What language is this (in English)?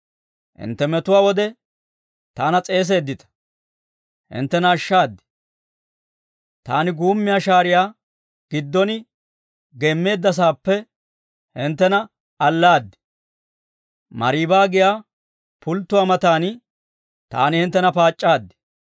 Dawro